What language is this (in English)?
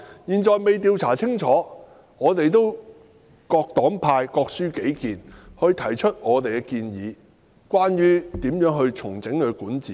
Cantonese